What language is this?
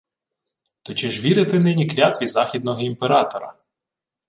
Ukrainian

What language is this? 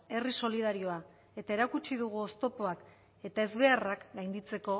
Basque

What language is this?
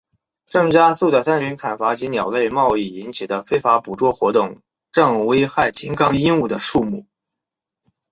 Chinese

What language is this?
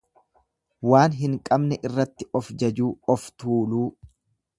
Oromo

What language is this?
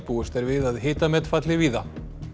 Icelandic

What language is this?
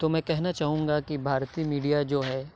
Urdu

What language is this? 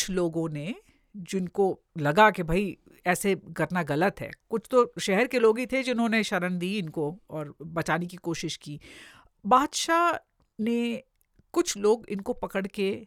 Hindi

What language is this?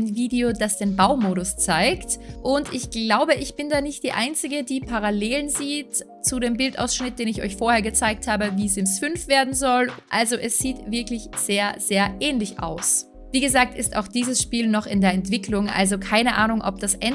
German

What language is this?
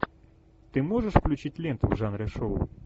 Russian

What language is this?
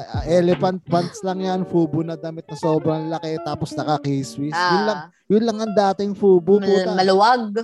Filipino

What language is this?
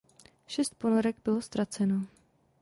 Czech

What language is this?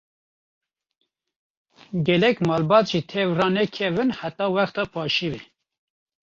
Kurdish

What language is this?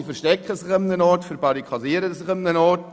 Swiss German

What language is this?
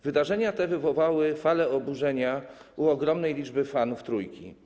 Polish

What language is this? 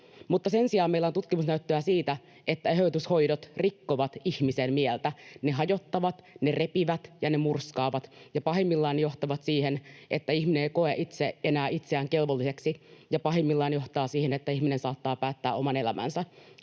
Finnish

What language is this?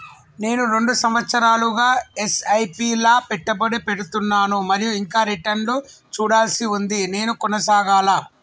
Telugu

